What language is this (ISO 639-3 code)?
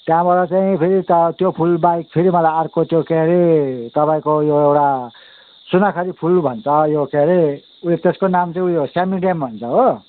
nep